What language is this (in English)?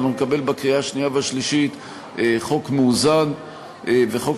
Hebrew